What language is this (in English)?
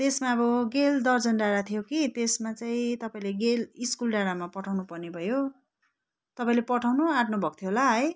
Nepali